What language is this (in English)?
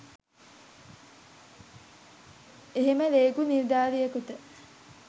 Sinhala